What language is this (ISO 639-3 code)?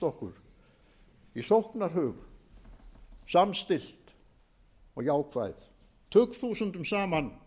isl